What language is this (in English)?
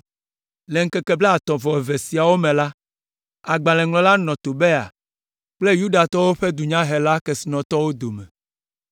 Ewe